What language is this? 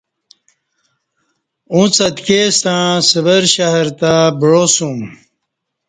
Kati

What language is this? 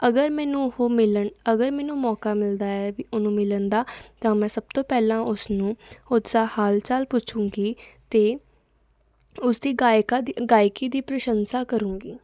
Punjabi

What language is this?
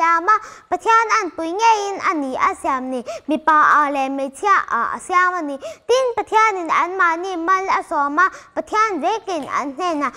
Korean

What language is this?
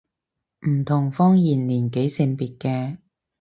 Cantonese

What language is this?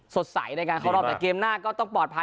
Thai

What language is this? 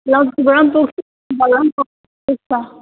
Nepali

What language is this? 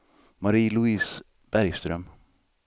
Swedish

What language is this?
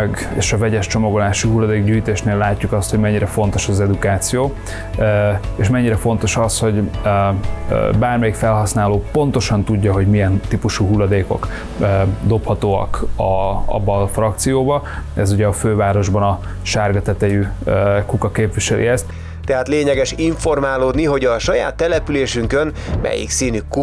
Hungarian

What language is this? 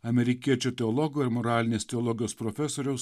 Lithuanian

